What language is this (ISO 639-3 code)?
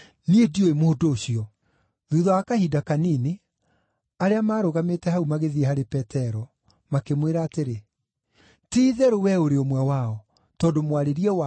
kik